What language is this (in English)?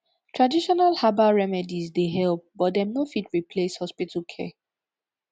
Nigerian Pidgin